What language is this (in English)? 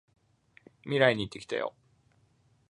Japanese